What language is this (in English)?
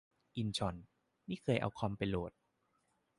Thai